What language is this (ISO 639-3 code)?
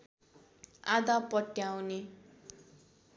nep